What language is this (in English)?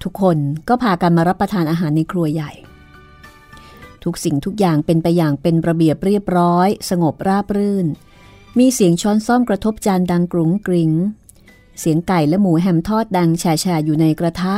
Thai